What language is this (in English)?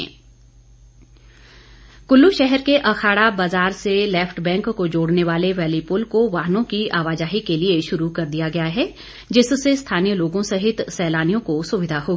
Hindi